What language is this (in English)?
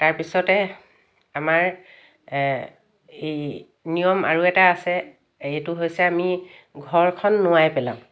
Assamese